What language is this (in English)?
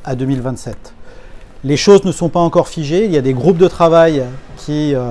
French